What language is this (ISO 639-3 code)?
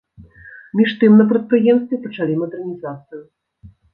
bel